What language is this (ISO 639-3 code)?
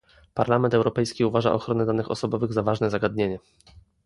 pol